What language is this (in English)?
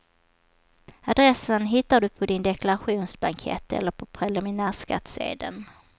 Swedish